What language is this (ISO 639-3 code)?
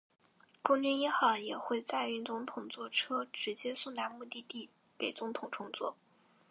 zho